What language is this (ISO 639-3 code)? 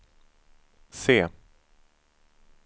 swe